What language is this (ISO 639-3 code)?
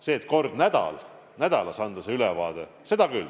est